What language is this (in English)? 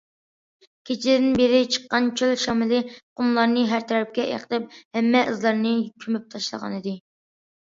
Uyghur